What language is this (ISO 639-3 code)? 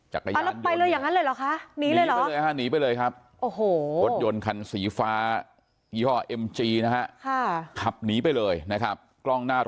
tha